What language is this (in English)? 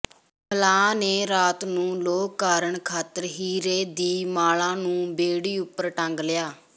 Punjabi